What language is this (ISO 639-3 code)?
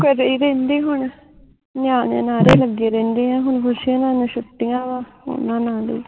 pan